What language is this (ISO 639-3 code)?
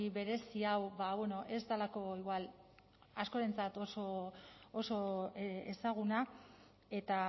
eus